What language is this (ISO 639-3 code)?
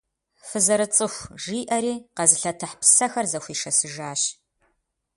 kbd